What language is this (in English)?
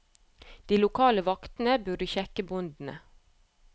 Norwegian